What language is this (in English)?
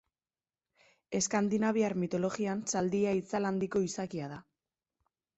Basque